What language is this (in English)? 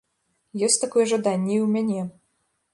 Belarusian